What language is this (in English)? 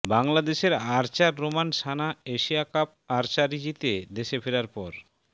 Bangla